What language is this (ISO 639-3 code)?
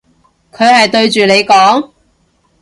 yue